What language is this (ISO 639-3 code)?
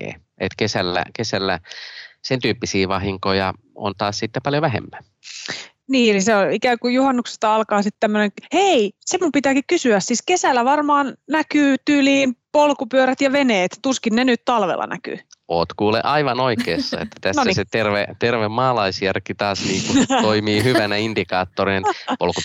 fin